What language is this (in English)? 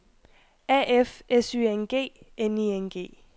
Danish